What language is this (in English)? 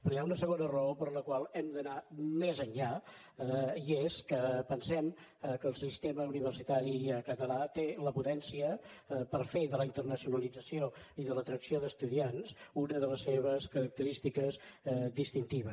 Catalan